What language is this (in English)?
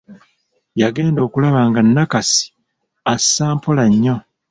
Ganda